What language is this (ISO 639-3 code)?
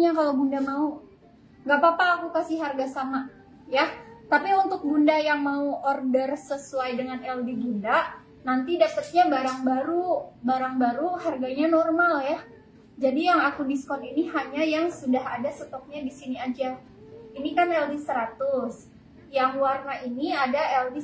ind